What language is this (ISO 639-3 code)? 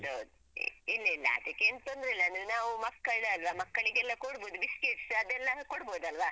kan